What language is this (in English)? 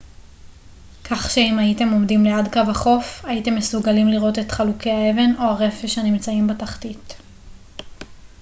Hebrew